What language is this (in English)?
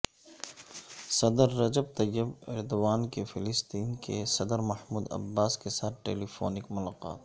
Urdu